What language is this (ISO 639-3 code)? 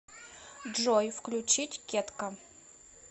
rus